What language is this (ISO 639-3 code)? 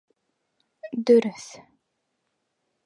bak